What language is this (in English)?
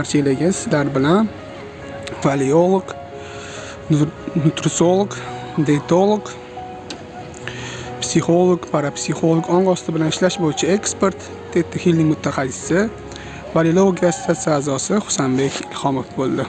Turkish